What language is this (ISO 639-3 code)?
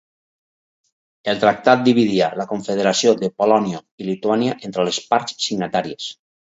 cat